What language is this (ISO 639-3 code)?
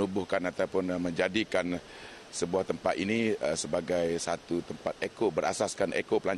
msa